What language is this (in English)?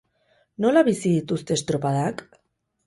Basque